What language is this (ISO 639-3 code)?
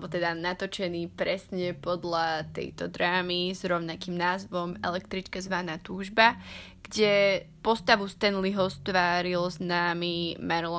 slk